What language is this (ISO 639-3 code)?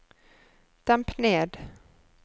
nor